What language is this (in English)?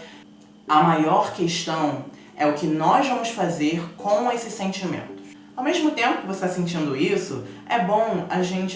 Portuguese